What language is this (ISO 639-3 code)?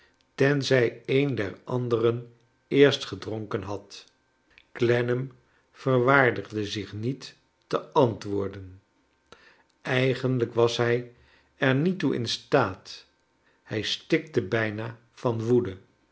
nld